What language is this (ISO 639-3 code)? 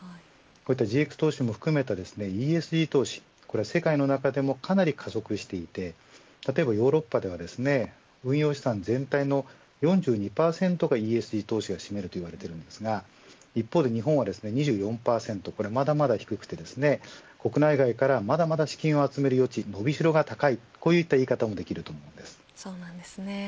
jpn